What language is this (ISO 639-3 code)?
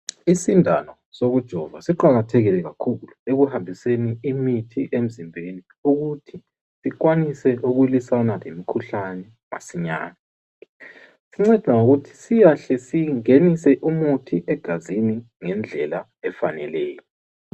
nde